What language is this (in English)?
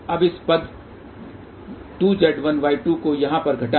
Hindi